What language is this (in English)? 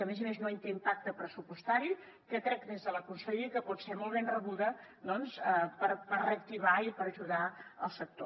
Catalan